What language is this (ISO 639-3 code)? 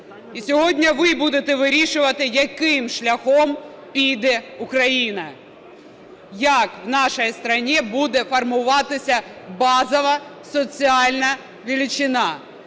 ukr